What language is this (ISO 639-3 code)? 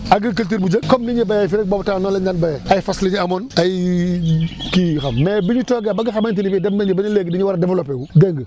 wol